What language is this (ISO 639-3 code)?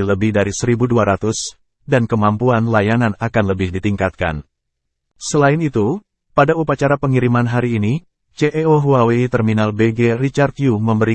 ind